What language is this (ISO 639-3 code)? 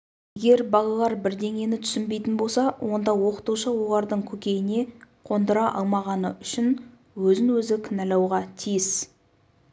kaz